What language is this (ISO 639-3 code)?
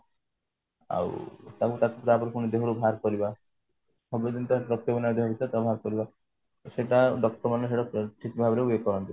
ori